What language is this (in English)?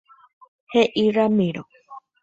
Guarani